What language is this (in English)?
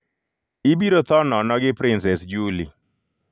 Luo (Kenya and Tanzania)